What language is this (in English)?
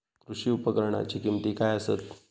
Marathi